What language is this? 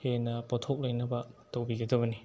Manipuri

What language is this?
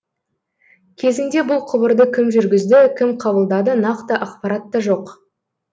Kazakh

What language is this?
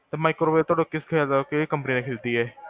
Punjabi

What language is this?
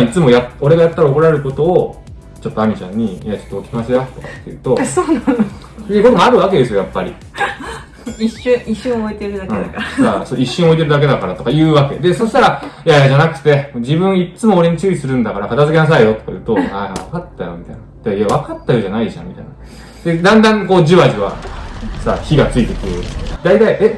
Japanese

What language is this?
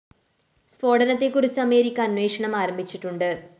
Malayalam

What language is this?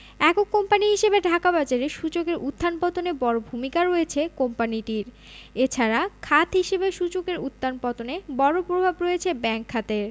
Bangla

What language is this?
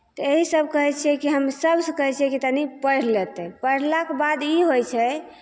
Maithili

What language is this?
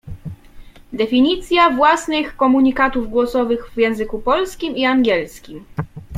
Polish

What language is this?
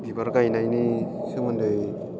Bodo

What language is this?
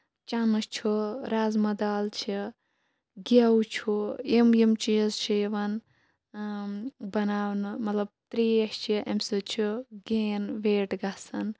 Kashmiri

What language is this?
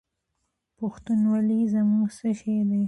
Pashto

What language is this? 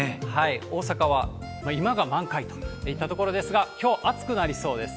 Japanese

